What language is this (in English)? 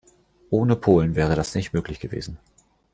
German